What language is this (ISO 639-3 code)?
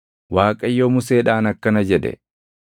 orm